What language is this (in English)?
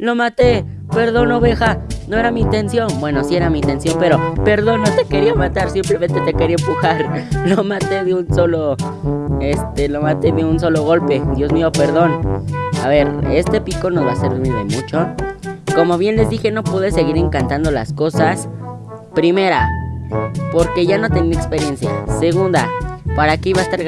Spanish